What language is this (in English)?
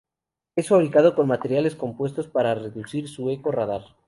Spanish